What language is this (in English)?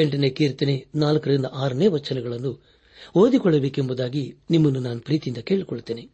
Kannada